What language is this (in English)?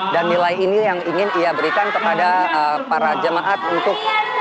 Indonesian